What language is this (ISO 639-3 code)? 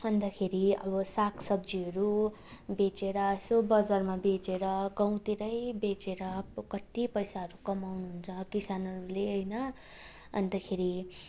nep